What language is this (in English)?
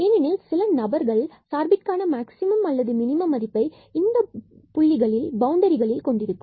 Tamil